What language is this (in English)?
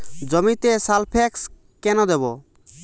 Bangla